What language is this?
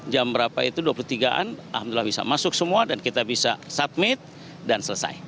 Indonesian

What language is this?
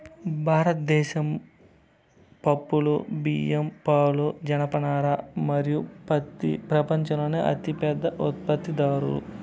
Telugu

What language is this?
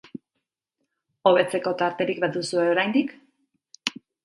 Basque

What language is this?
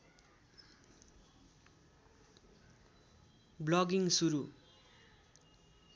Nepali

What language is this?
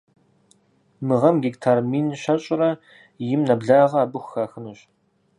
Kabardian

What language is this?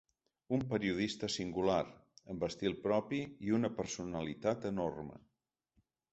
Catalan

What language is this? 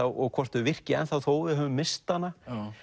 Icelandic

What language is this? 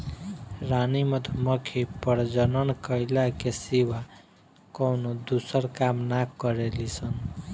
Bhojpuri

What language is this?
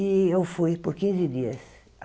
Portuguese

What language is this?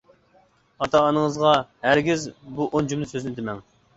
Uyghur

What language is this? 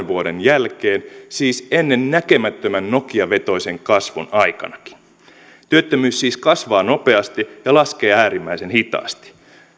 Finnish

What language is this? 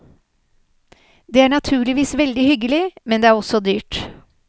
Norwegian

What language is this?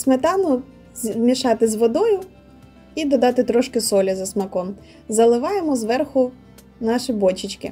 Ukrainian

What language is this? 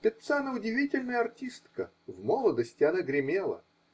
Russian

